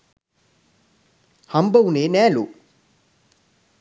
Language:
Sinhala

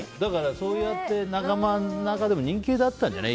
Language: Japanese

